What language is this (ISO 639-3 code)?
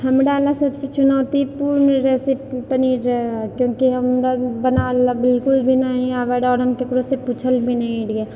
mai